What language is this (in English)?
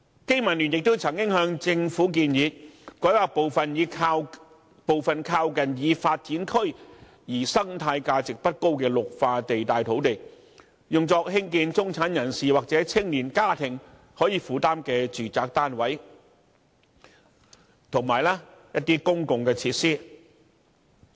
Cantonese